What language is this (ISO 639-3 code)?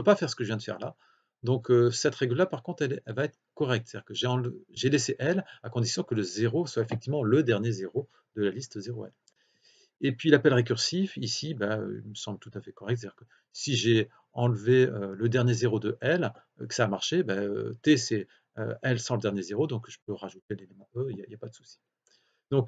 fra